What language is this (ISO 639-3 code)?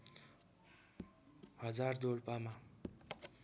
nep